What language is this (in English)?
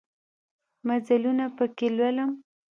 Pashto